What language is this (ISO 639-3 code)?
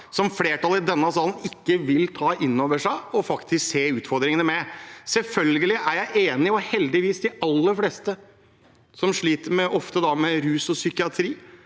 nor